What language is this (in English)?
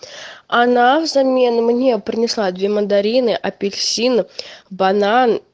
Russian